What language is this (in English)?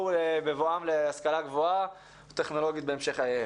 Hebrew